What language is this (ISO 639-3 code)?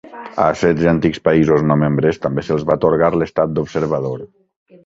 cat